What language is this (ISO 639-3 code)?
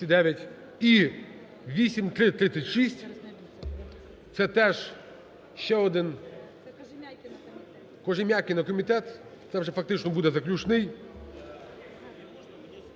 ukr